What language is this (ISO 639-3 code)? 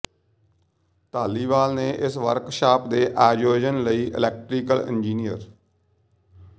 pan